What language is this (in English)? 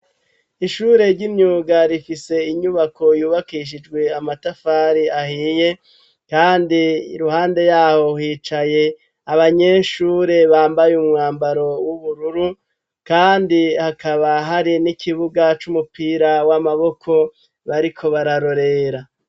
Rundi